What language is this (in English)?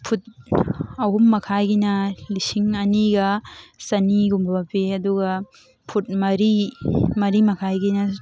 Manipuri